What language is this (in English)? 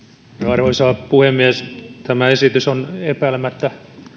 Finnish